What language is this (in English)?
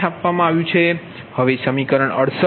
Gujarati